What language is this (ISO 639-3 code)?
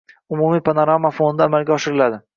uzb